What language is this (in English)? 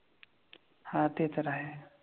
Marathi